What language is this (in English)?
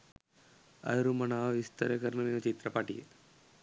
Sinhala